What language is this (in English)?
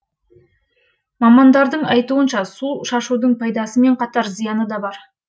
Kazakh